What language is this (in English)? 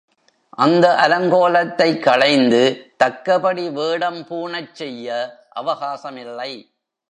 Tamil